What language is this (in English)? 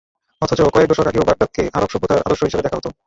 Bangla